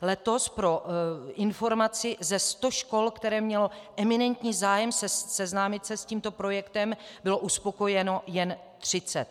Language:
Czech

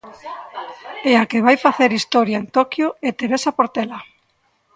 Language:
Galician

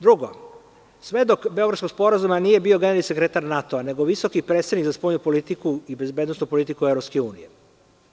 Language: Serbian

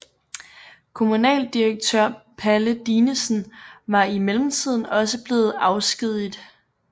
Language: Danish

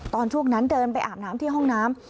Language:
Thai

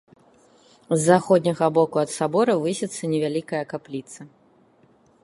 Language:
Belarusian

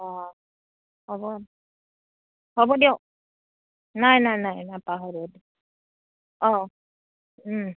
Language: Assamese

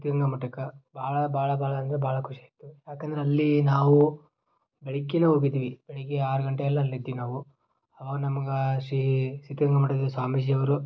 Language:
Kannada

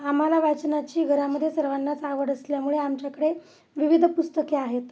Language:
Marathi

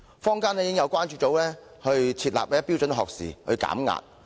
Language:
Cantonese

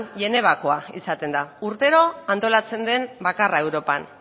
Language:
Basque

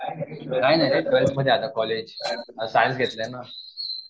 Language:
Marathi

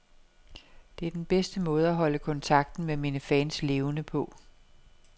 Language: Danish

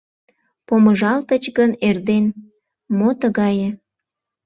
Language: Mari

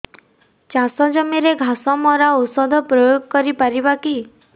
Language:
Odia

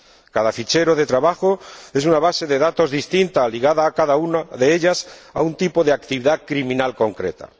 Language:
Spanish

